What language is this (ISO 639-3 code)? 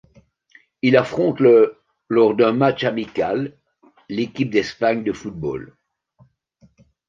fra